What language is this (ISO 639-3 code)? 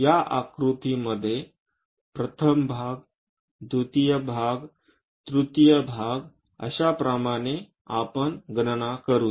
mar